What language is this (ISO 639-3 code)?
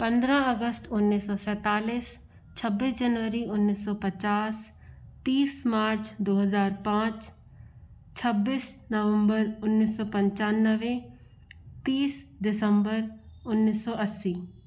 hin